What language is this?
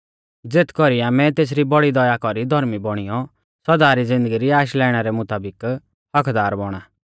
Mahasu Pahari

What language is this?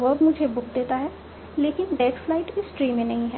Hindi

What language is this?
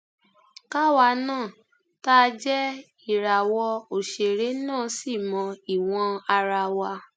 Yoruba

